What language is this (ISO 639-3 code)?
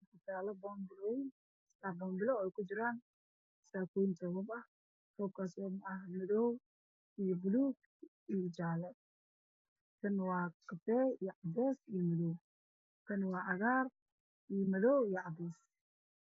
som